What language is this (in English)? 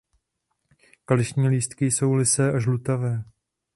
Czech